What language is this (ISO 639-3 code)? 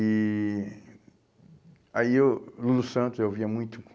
por